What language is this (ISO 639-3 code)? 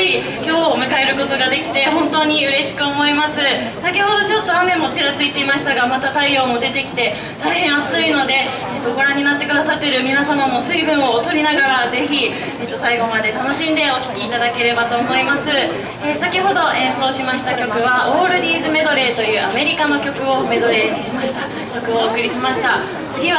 jpn